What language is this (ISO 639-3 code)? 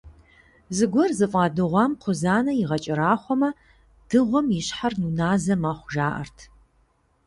kbd